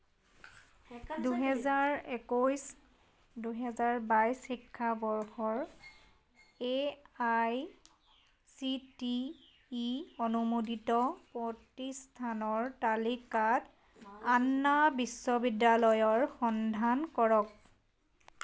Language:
Assamese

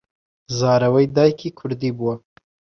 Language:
Central Kurdish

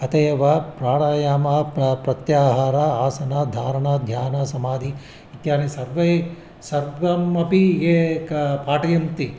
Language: Sanskrit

